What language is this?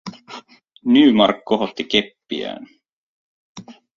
Finnish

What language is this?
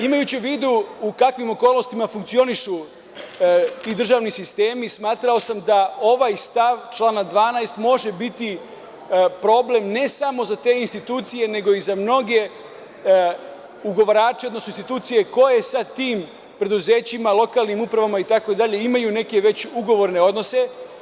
Serbian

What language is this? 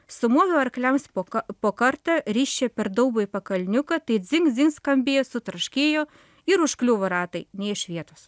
Lithuanian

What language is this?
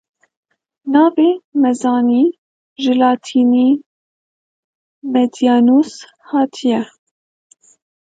Kurdish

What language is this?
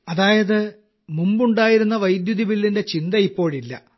Malayalam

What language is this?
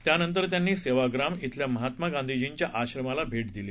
Marathi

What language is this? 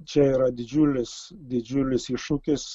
Lithuanian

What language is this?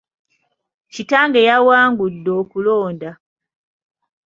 Ganda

